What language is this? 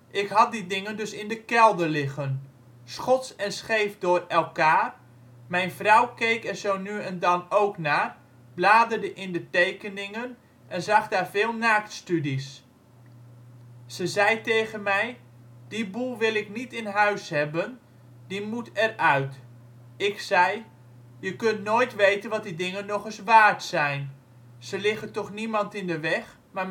Dutch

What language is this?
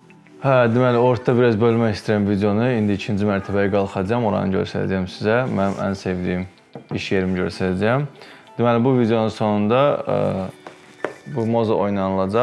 Turkish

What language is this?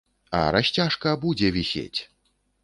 Belarusian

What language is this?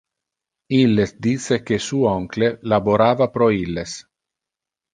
Interlingua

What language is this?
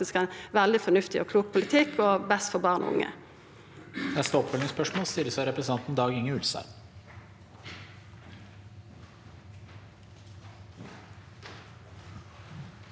Norwegian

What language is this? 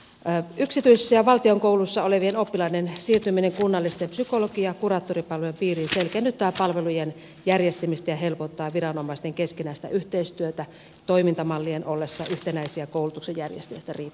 Finnish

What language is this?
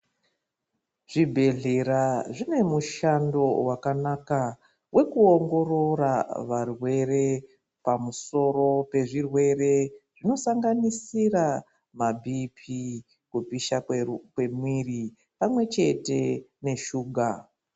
Ndau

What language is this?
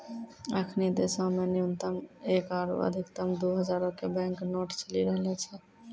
Maithili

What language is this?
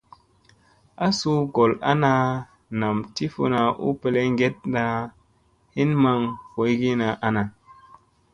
Musey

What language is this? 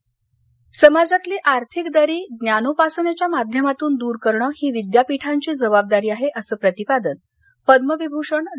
Marathi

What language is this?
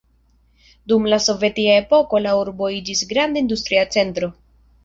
Esperanto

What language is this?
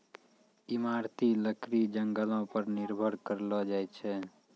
Maithili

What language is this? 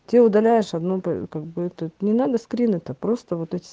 Russian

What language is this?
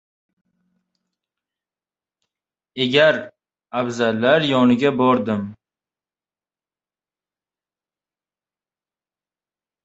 Uzbek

